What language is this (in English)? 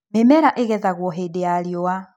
Kikuyu